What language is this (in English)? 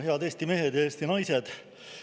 Estonian